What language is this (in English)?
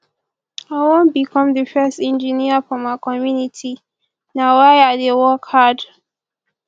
Nigerian Pidgin